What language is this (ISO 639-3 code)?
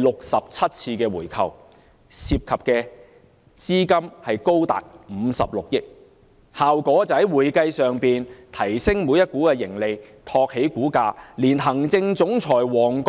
yue